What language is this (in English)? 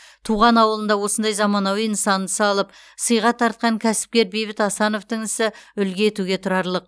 Kazakh